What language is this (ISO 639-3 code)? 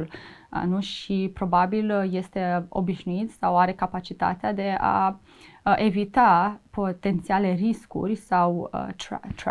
ron